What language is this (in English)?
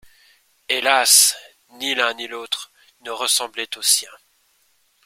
French